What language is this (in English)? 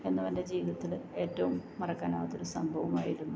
Malayalam